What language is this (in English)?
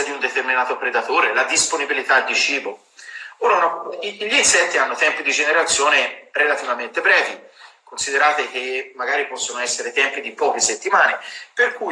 Italian